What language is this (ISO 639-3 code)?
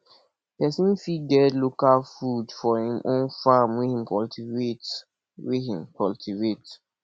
pcm